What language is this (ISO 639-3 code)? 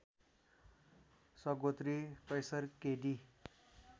nep